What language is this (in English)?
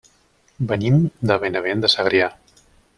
Catalan